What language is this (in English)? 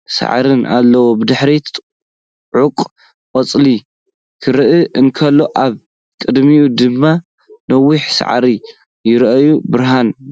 Tigrinya